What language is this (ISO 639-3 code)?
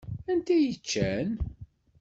kab